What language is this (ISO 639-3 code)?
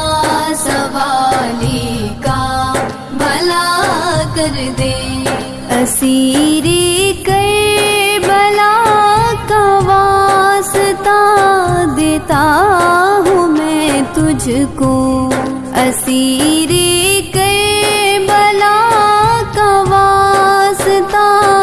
hin